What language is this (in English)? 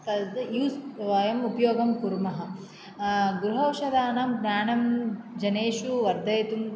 Sanskrit